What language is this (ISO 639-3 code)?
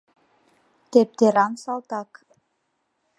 chm